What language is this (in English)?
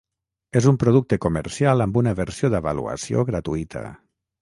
Catalan